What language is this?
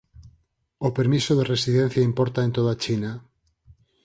Galician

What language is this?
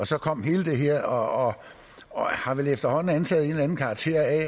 Danish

